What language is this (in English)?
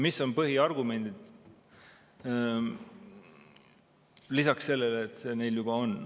Estonian